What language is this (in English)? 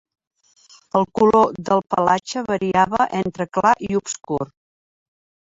Catalan